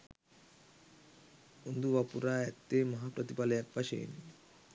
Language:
Sinhala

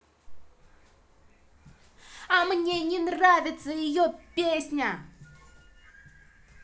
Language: Russian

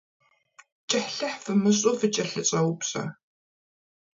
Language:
Kabardian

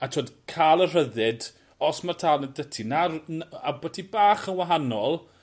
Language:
Welsh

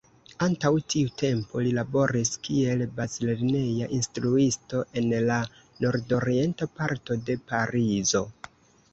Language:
Esperanto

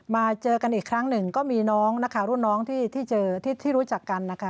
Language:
Thai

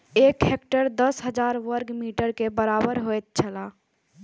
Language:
Maithili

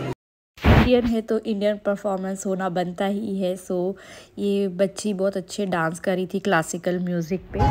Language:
Hindi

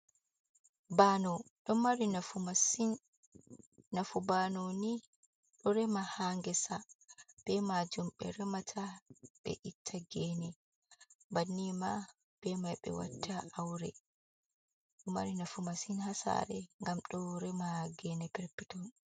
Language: Fula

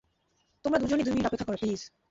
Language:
Bangla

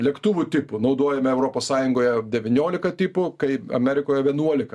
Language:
Lithuanian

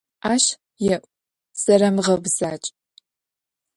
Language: Adyghe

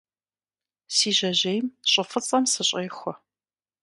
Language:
Kabardian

